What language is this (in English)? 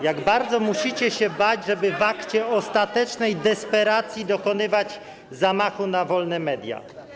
Polish